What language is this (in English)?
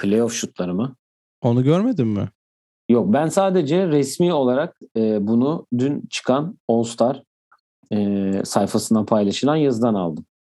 Turkish